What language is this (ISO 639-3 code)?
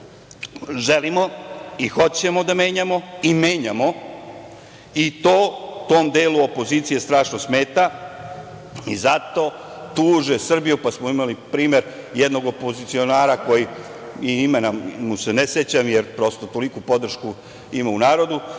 srp